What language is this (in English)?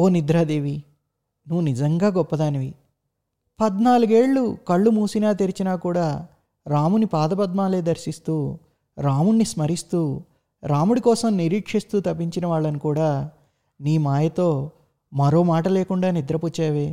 Telugu